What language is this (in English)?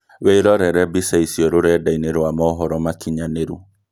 Kikuyu